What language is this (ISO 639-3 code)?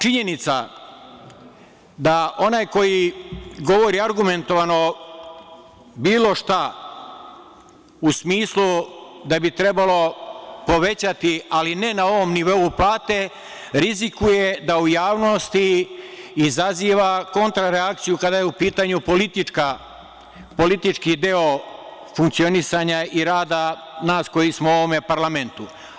srp